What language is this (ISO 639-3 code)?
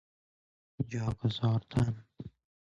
fas